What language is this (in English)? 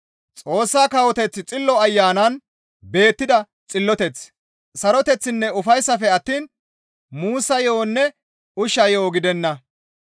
Gamo